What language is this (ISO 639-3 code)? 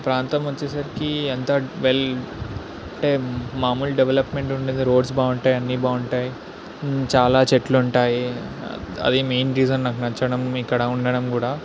tel